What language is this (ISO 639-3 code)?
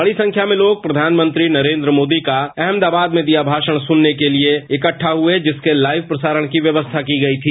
hin